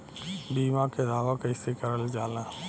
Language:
Bhojpuri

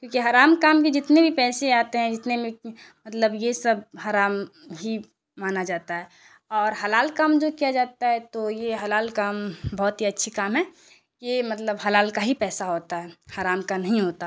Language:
Urdu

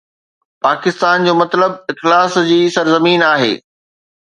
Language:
Sindhi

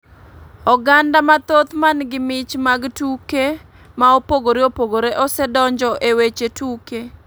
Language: Luo (Kenya and Tanzania)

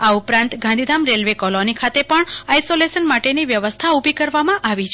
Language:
Gujarati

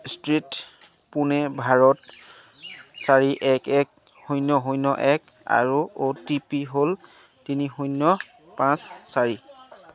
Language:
Assamese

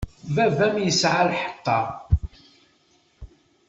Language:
Kabyle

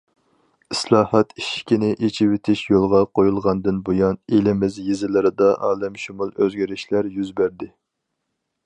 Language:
Uyghur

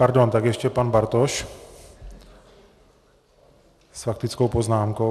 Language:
Czech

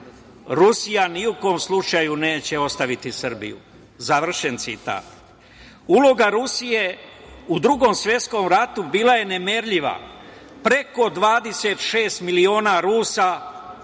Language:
Serbian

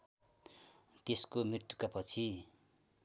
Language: Nepali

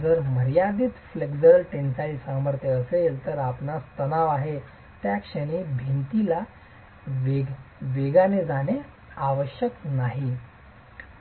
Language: Marathi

